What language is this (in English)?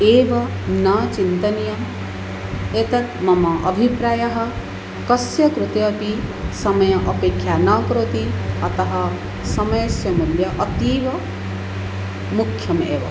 Sanskrit